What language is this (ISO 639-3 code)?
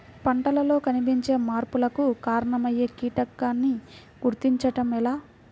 tel